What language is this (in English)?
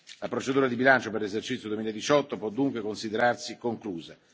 Italian